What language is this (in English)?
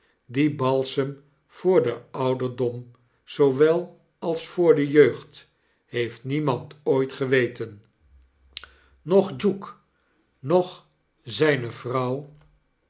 Dutch